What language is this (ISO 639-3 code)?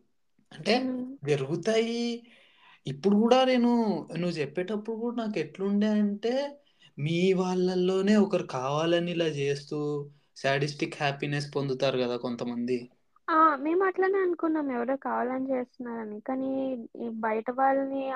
tel